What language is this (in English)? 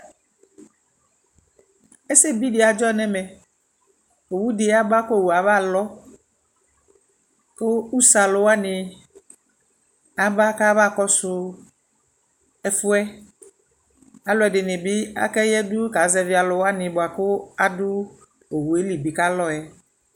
Ikposo